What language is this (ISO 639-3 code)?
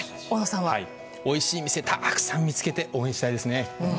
jpn